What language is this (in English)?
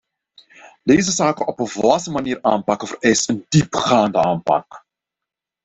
Dutch